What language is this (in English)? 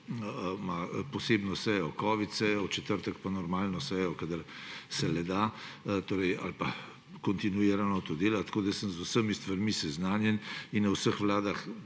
Slovenian